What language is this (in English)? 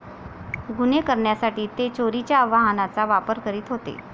Marathi